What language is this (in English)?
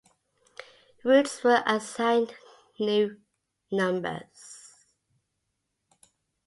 English